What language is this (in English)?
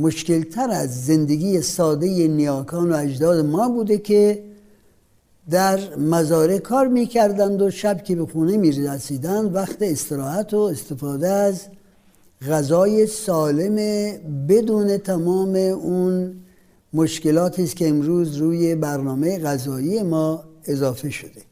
Persian